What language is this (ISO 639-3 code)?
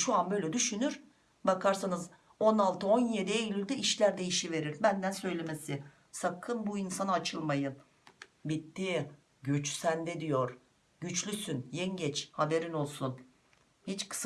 tur